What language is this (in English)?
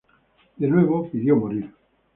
Spanish